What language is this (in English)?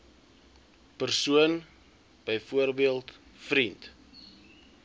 Afrikaans